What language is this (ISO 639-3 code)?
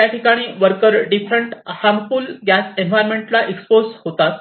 mar